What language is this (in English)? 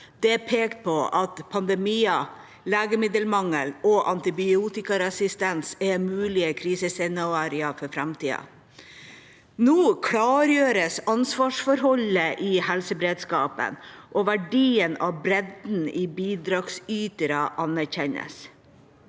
Norwegian